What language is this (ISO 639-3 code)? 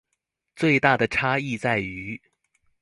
zho